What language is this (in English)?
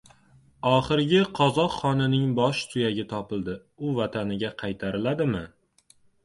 Uzbek